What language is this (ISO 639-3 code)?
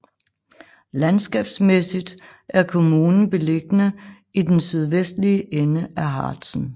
dan